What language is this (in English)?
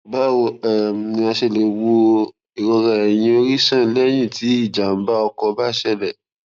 Yoruba